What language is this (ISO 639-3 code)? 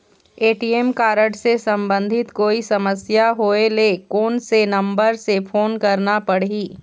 hne